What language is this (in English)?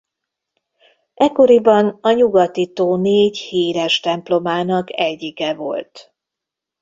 Hungarian